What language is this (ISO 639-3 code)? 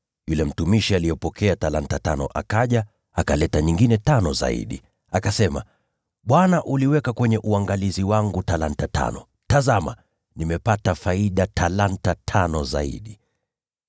swa